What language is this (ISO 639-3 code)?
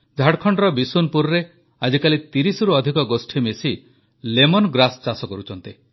ori